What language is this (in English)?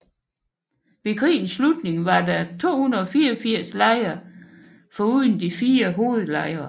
Danish